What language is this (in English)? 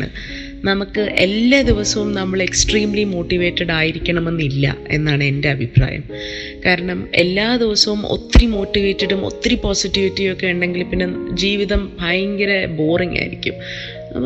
Malayalam